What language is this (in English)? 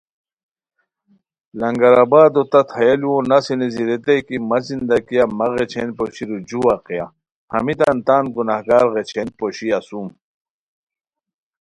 Khowar